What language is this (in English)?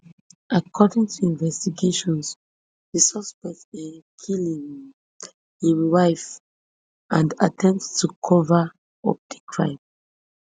Nigerian Pidgin